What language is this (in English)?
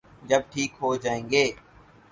Urdu